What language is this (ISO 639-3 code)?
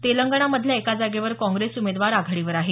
mar